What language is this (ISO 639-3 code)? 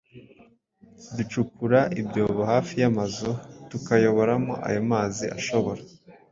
kin